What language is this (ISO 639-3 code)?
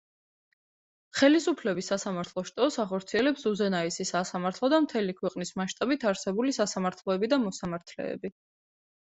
kat